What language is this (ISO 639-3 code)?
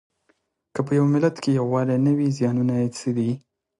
pus